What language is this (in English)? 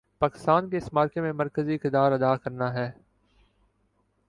Urdu